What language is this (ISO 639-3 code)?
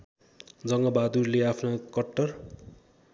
nep